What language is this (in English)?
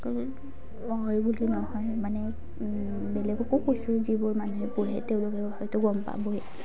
Assamese